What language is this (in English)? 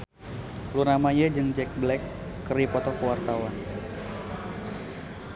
Sundanese